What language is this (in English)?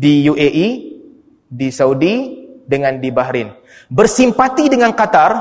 Malay